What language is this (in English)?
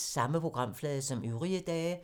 Danish